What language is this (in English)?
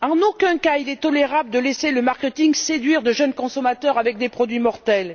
French